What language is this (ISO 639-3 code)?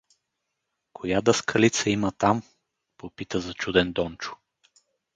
bul